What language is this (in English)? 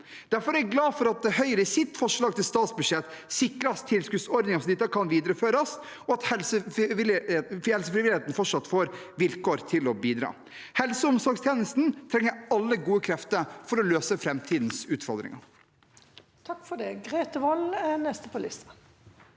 Norwegian